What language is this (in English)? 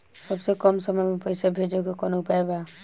Bhojpuri